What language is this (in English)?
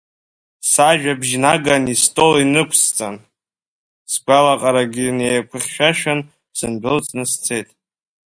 Abkhazian